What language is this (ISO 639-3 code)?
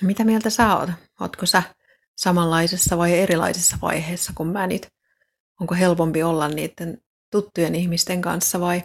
fin